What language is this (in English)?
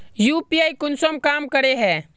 Magahi